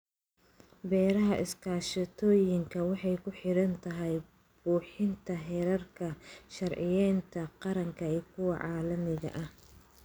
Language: Somali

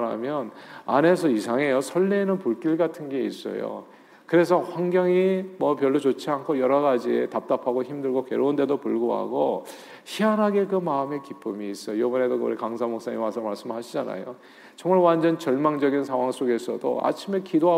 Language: Korean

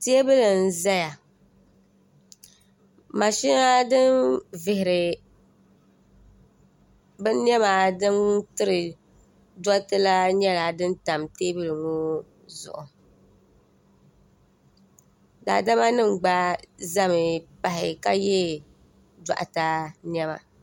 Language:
Dagbani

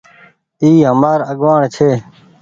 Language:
Goaria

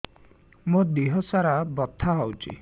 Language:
Odia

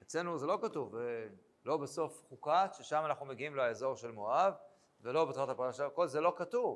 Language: Hebrew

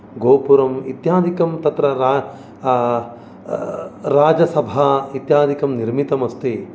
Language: Sanskrit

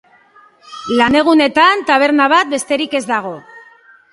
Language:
Basque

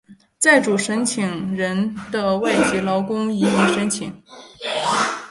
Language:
Chinese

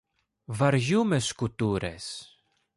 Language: Greek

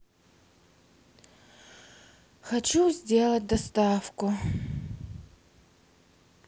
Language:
Russian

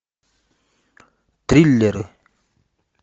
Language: Russian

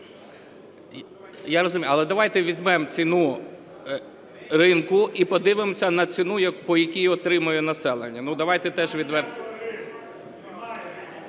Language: Ukrainian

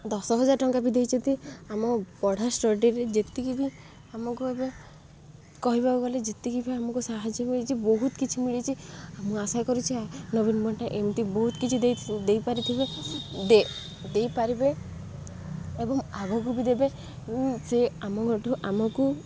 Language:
Odia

